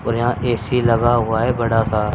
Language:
Hindi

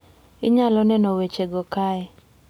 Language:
Luo (Kenya and Tanzania)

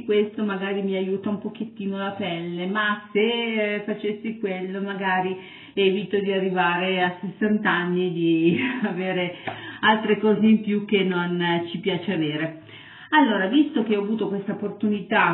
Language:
Italian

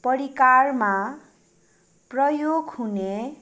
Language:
Nepali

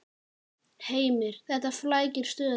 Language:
Icelandic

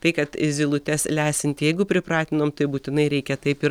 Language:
Lithuanian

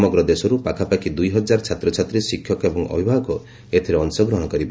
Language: Odia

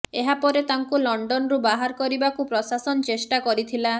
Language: Odia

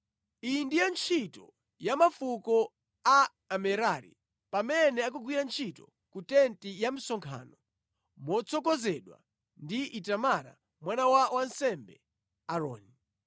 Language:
Nyanja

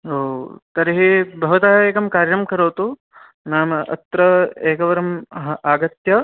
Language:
Sanskrit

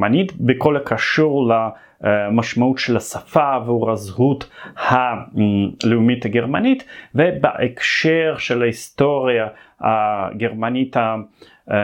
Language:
Hebrew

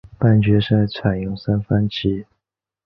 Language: Chinese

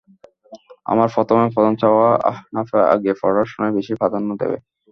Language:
Bangla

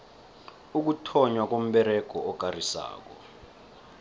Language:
South Ndebele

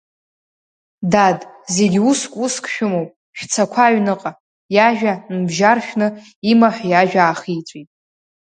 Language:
Abkhazian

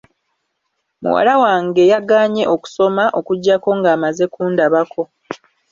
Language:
Ganda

